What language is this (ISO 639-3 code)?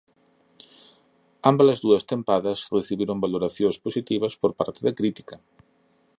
glg